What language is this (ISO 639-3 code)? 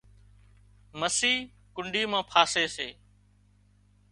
kxp